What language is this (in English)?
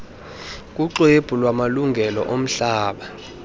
Xhosa